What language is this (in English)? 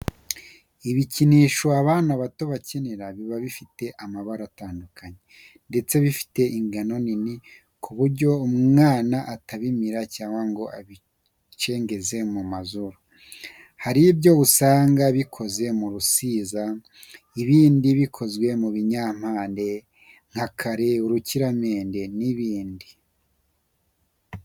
Kinyarwanda